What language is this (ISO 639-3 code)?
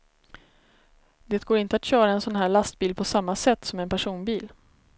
swe